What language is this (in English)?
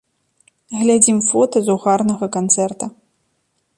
Belarusian